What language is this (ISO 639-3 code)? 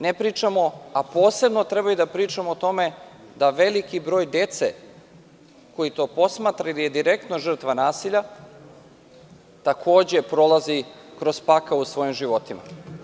srp